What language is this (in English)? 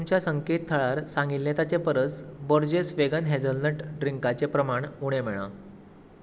Konkani